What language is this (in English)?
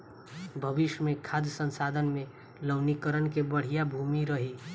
Bhojpuri